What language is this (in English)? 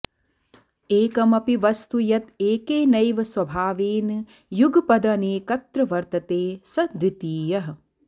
Sanskrit